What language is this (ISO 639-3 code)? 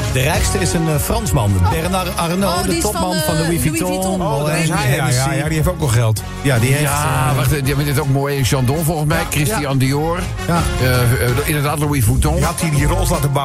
nld